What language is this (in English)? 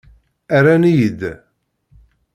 Kabyle